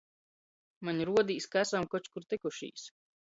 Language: Latgalian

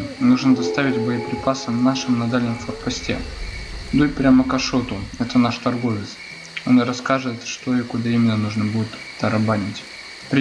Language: Russian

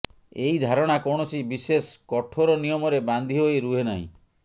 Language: Odia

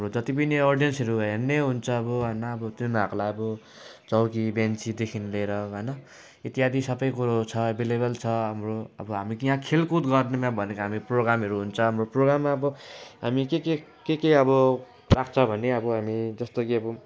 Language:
Nepali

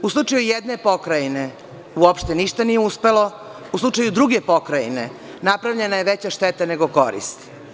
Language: Serbian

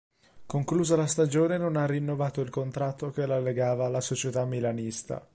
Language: Italian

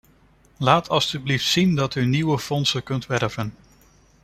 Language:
Dutch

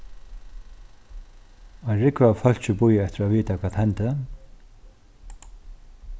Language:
Faroese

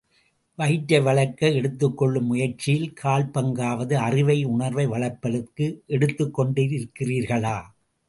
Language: Tamil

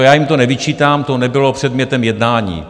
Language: Czech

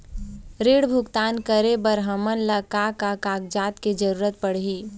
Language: Chhattisgarhi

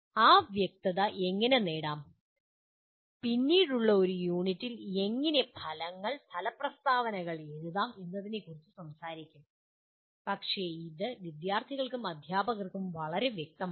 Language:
Malayalam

